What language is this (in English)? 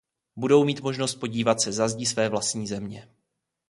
Czech